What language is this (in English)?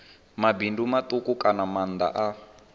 Venda